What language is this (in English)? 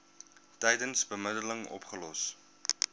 Afrikaans